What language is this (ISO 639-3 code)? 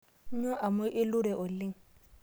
mas